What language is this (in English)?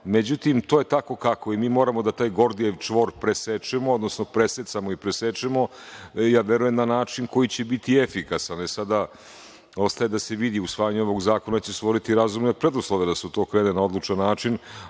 Serbian